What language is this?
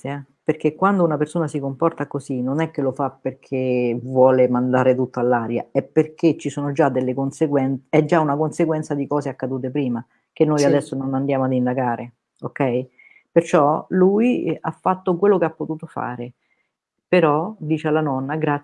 Italian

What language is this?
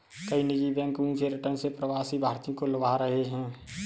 Hindi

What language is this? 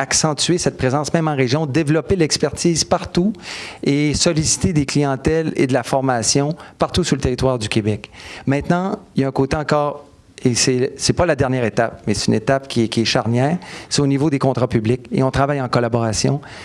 French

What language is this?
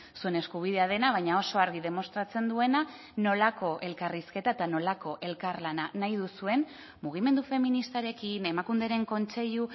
Basque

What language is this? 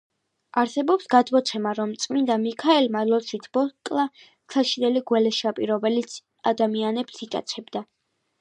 Georgian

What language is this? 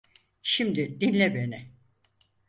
Turkish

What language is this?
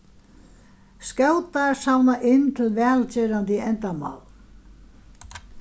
Faroese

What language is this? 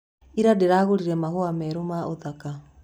Kikuyu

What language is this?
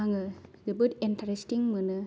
Bodo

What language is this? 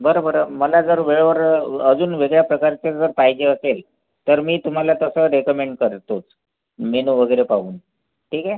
Marathi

